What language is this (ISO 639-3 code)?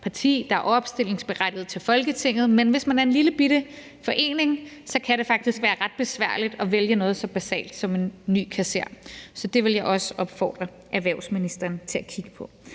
dan